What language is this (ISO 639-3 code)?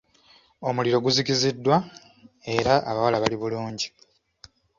lug